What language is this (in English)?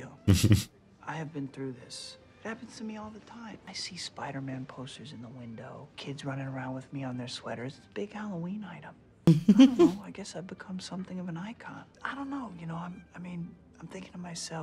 English